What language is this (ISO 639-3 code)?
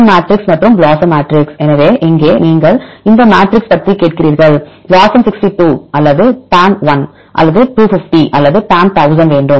tam